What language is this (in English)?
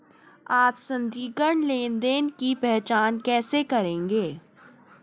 Hindi